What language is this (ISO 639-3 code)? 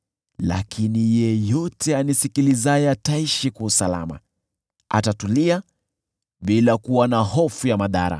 swa